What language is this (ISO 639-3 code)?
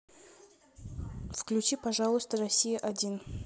rus